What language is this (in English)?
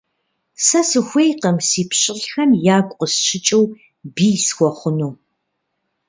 Kabardian